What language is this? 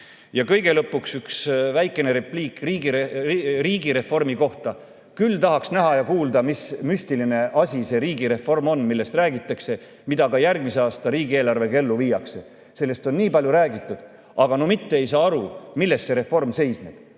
Estonian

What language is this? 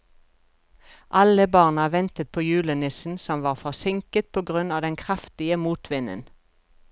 Norwegian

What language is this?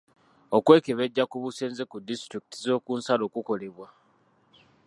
Ganda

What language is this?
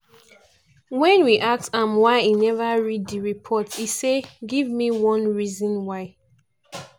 Nigerian Pidgin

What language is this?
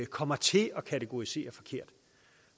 Danish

